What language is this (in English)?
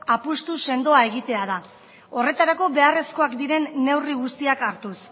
Basque